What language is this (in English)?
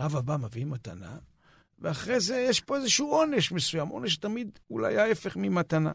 Hebrew